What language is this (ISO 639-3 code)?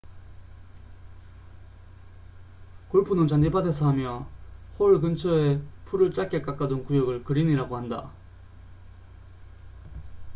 kor